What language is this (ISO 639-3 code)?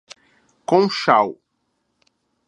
por